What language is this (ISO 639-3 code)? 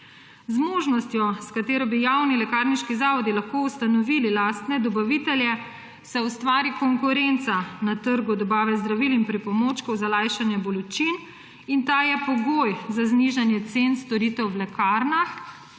slv